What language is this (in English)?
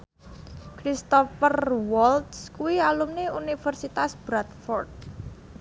Javanese